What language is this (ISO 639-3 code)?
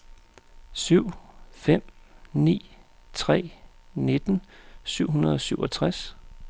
dan